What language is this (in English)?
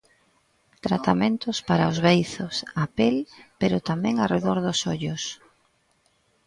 Galician